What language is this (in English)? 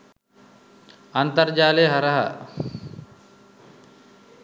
Sinhala